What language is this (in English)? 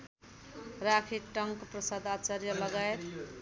Nepali